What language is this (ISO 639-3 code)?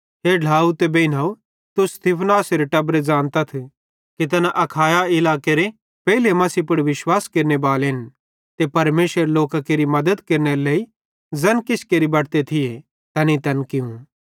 bhd